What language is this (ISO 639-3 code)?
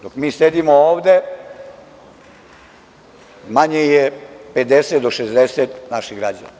srp